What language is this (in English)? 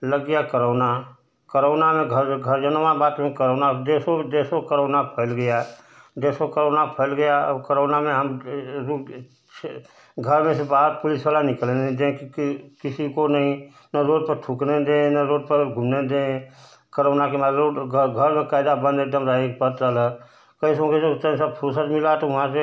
Hindi